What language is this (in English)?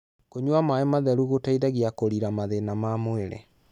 Kikuyu